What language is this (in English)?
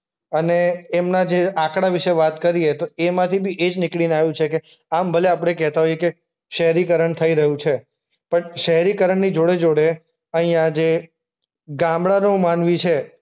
Gujarati